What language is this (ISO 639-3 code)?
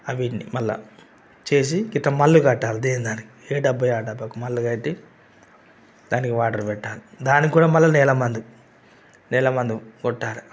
tel